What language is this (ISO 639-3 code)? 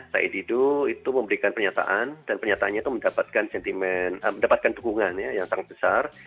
ind